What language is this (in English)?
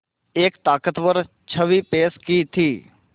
Hindi